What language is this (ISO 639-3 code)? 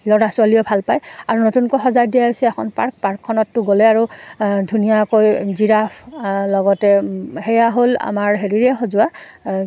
asm